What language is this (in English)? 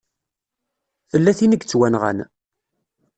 Kabyle